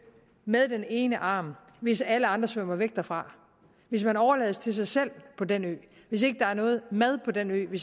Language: Danish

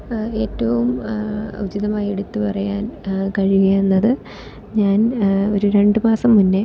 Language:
Malayalam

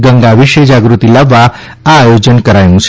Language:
Gujarati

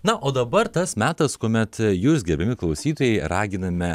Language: Lithuanian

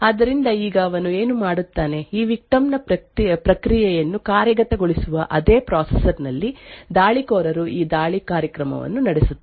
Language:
Kannada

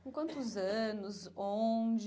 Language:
Portuguese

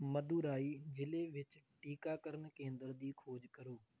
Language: Punjabi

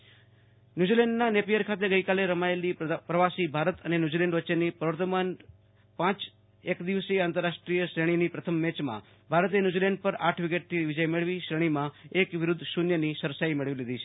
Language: Gujarati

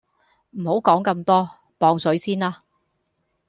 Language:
Cantonese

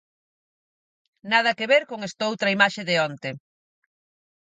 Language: Galician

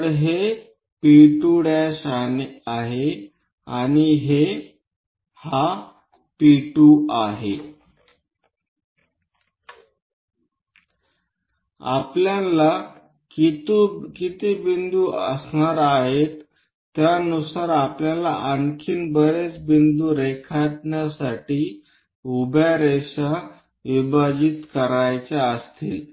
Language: Marathi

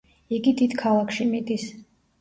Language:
Georgian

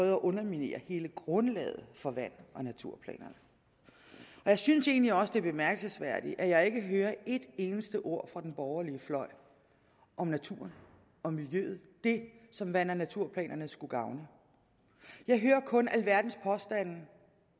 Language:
Danish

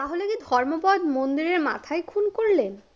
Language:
Bangla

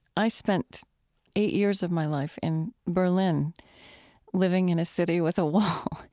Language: English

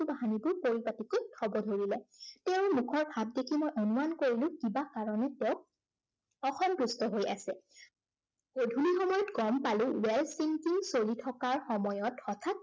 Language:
Assamese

